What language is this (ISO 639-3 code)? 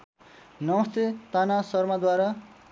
nep